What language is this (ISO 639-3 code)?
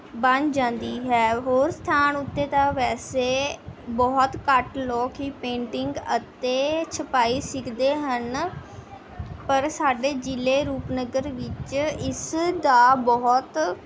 pan